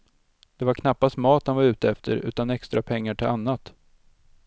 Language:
Swedish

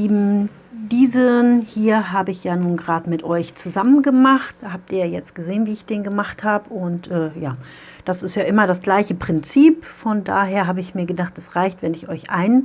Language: German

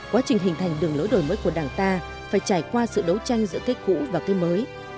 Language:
Vietnamese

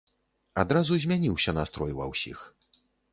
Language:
Belarusian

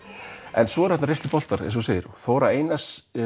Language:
Icelandic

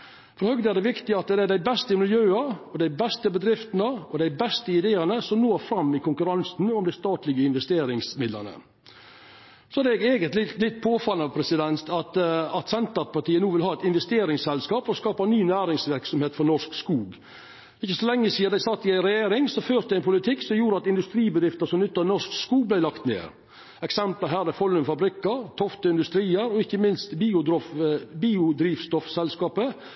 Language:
Norwegian Nynorsk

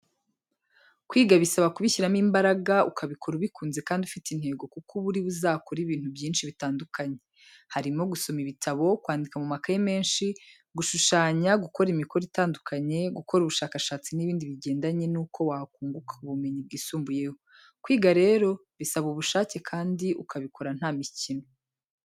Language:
Kinyarwanda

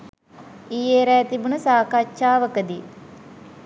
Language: Sinhala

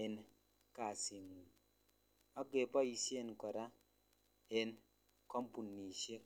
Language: Kalenjin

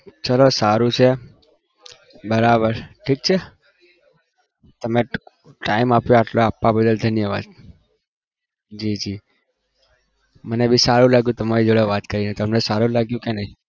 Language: Gujarati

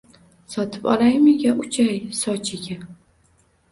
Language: Uzbek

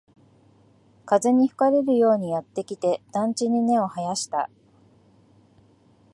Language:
Japanese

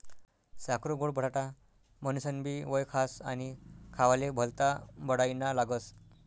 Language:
Marathi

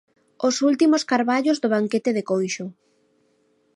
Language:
Galician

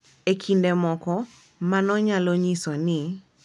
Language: Luo (Kenya and Tanzania)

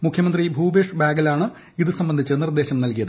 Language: Malayalam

